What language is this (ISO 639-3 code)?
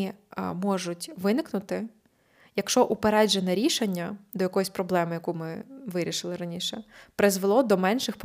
ukr